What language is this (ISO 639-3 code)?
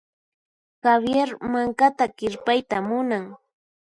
qxp